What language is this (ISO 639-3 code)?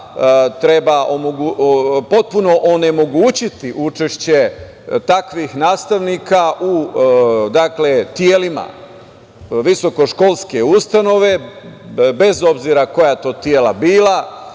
srp